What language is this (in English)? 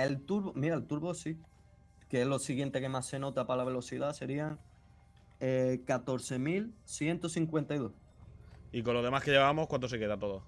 Spanish